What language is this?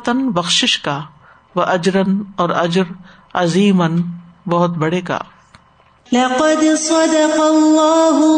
Urdu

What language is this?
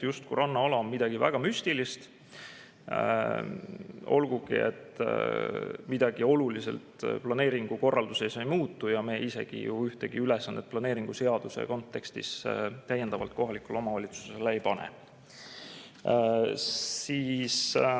Estonian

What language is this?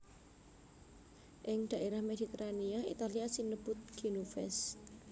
Javanese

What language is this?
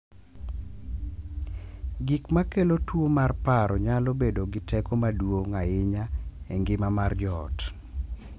Luo (Kenya and Tanzania)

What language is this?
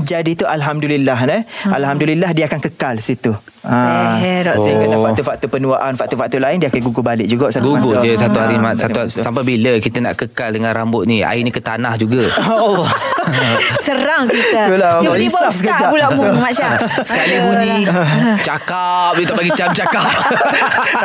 Malay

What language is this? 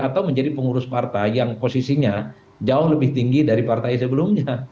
Indonesian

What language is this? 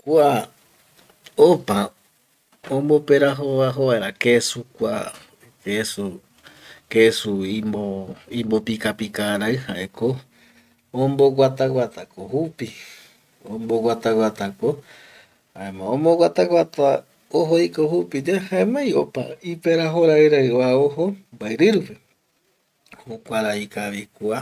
Eastern Bolivian Guaraní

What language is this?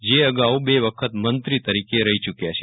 Gujarati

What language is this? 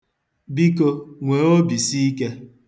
Igbo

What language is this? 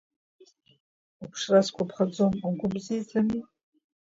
Abkhazian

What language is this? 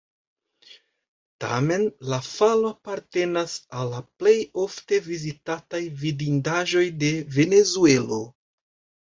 Esperanto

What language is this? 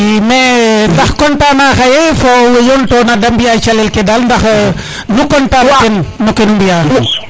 Serer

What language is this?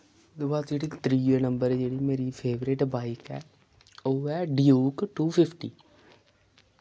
Dogri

